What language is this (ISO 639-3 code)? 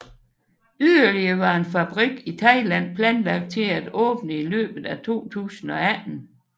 dan